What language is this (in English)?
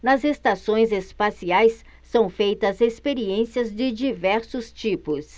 Portuguese